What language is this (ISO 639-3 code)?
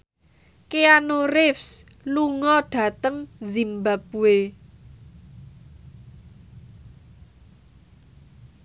jav